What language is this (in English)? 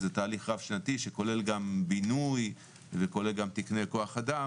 Hebrew